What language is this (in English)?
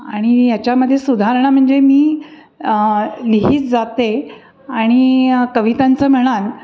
Marathi